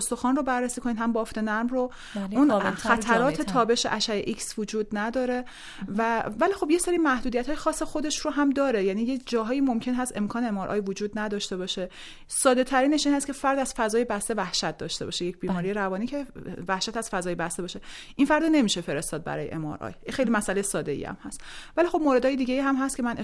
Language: Persian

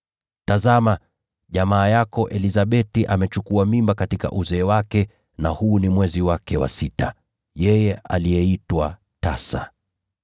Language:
Swahili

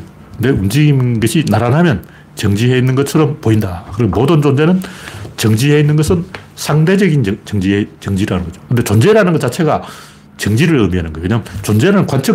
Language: Korean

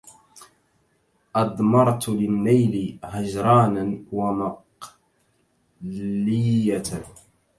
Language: Arabic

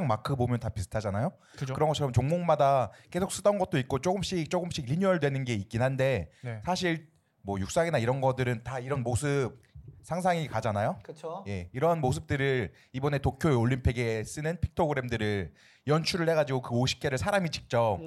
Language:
Korean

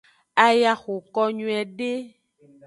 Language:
Aja (Benin)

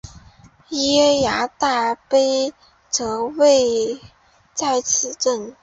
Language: Chinese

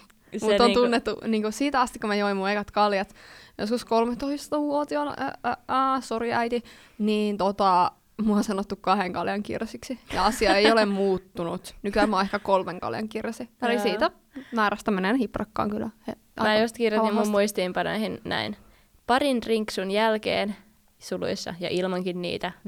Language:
Finnish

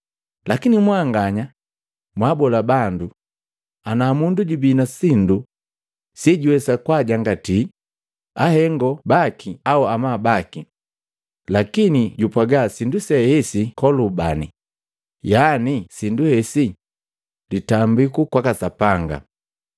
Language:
Matengo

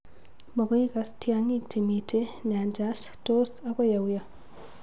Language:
Kalenjin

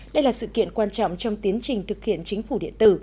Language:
Vietnamese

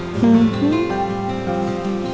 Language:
Indonesian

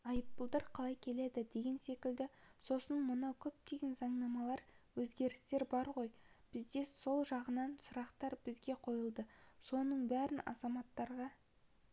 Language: Kazakh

